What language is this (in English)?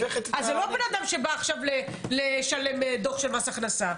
Hebrew